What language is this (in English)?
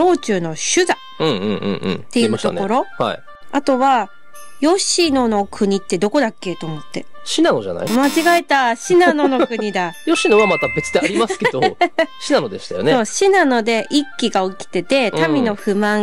Japanese